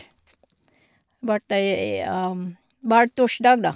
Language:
Norwegian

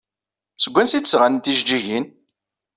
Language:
Kabyle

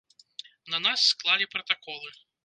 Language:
Belarusian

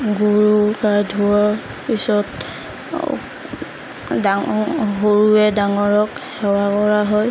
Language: Assamese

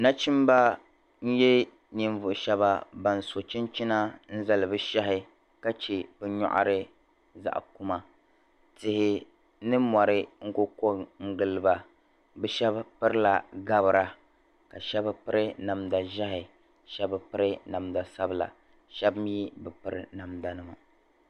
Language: Dagbani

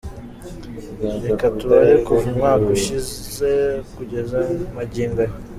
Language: Kinyarwanda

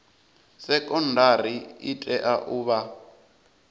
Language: Venda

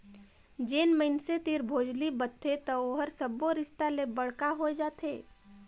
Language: Chhattisgarhi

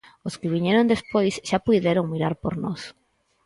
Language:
Galician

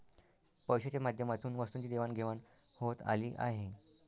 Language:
Marathi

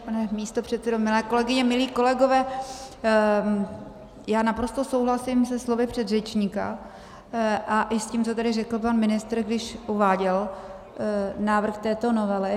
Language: Czech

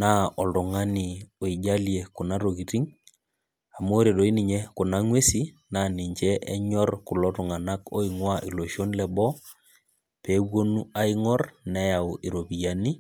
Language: Masai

